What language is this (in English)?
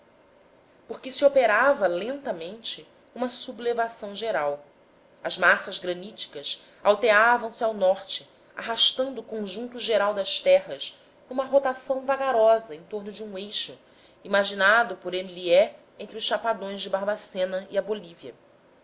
Portuguese